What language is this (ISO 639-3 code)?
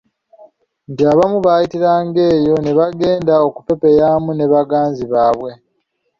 lug